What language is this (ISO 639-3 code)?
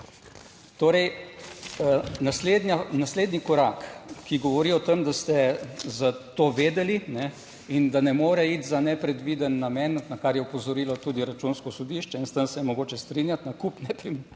slv